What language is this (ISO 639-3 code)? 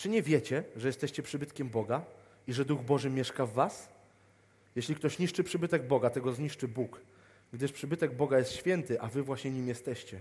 pol